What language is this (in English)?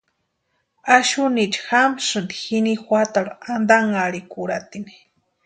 Western Highland Purepecha